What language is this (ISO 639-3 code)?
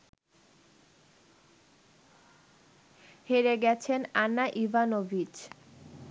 ben